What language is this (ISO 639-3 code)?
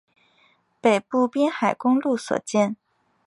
zho